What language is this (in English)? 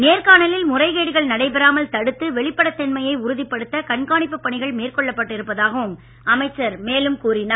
Tamil